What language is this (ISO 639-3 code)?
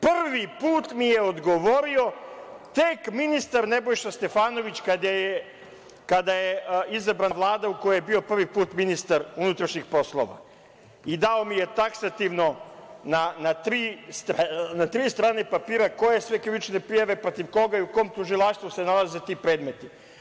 srp